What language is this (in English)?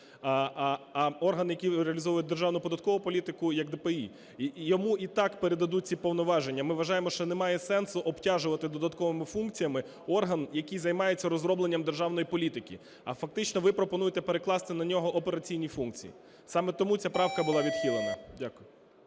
Ukrainian